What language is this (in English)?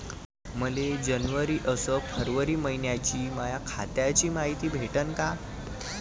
Marathi